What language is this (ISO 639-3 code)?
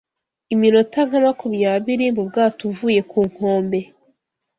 kin